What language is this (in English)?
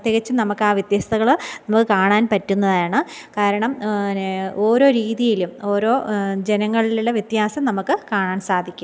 Malayalam